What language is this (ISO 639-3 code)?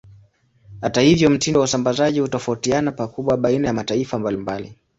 swa